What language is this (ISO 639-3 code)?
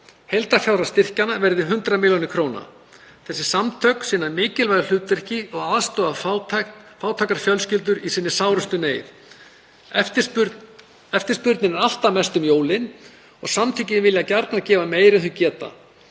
isl